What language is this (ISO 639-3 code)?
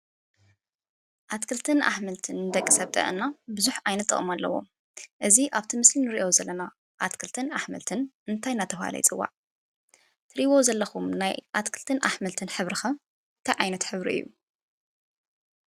tir